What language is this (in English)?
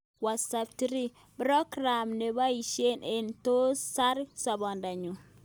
Kalenjin